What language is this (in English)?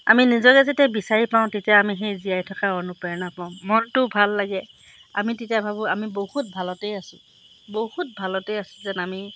Assamese